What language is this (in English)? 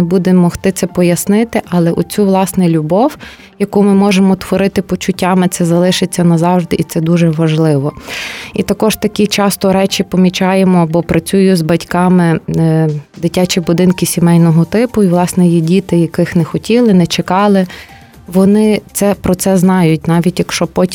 Ukrainian